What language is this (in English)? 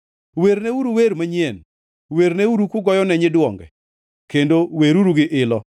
Luo (Kenya and Tanzania)